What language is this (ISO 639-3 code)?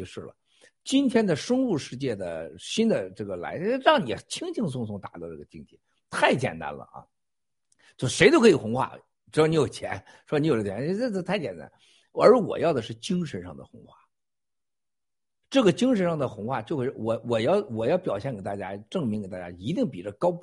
zho